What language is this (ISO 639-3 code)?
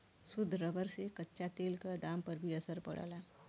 bho